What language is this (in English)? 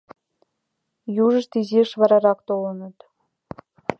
Mari